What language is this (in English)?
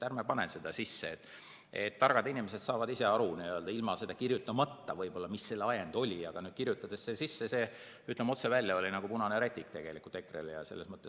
Estonian